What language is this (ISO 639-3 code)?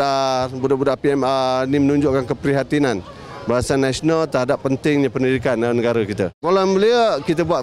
msa